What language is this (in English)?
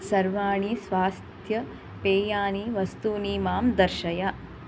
Sanskrit